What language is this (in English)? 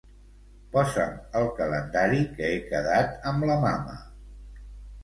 Catalan